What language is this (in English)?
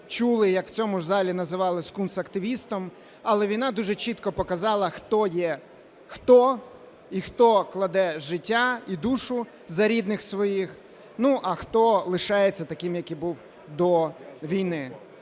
Ukrainian